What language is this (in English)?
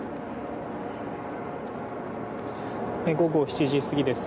Japanese